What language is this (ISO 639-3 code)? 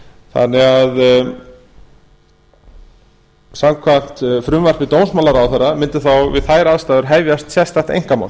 isl